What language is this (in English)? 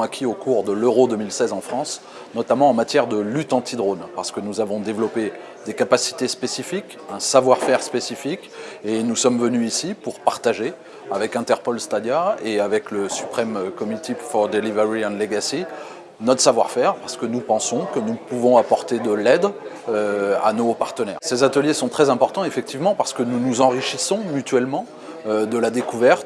French